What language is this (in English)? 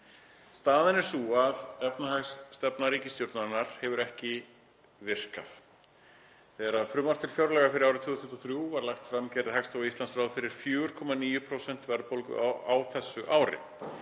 Icelandic